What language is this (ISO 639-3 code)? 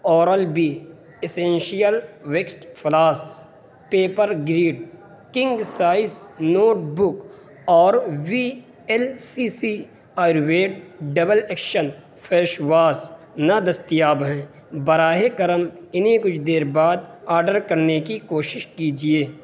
urd